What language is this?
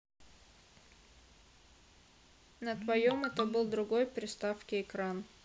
Russian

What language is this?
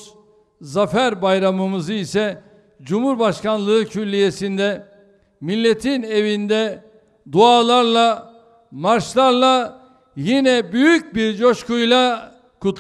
Turkish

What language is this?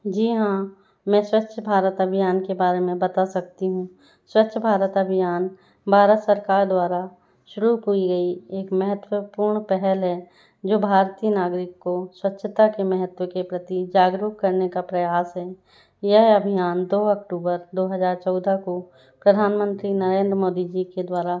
Hindi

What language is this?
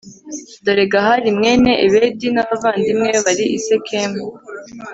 Kinyarwanda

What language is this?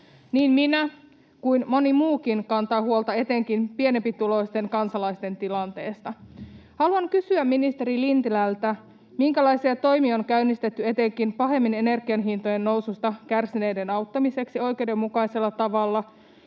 Finnish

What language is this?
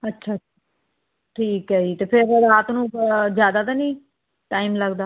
Punjabi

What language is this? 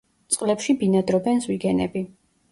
Georgian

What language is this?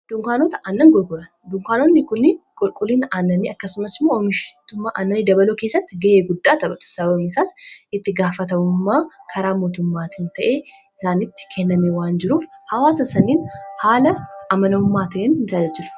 Oromo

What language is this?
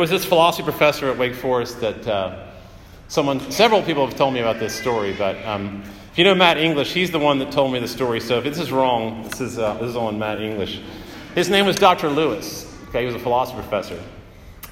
English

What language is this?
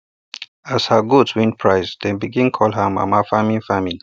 Nigerian Pidgin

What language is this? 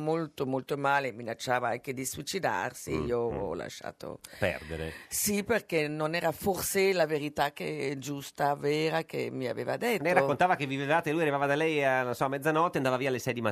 Italian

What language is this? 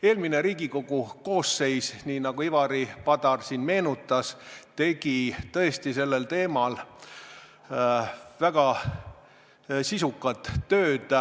Estonian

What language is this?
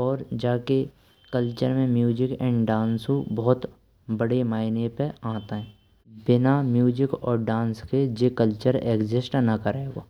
Braj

